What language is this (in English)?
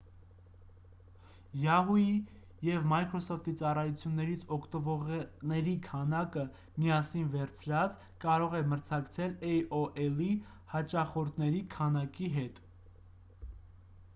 Armenian